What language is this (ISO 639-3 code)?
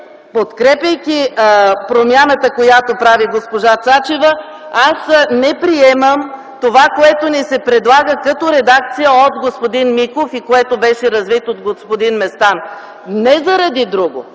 bul